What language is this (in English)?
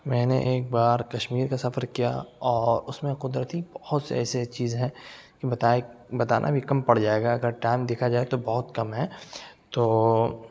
Urdu